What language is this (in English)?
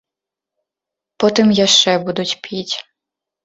Belarusian